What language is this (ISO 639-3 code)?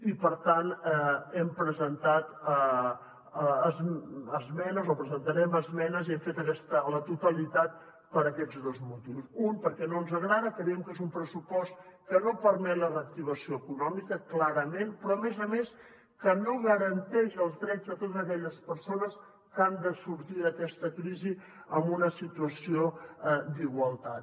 cat